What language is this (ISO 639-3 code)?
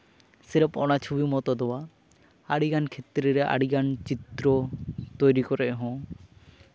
sat